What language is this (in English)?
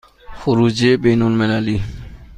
Persian